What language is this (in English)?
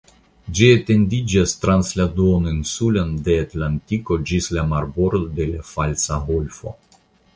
Esperanto